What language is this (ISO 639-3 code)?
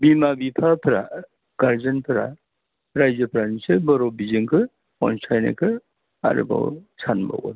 brx